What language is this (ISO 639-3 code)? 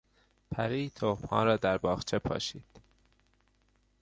fas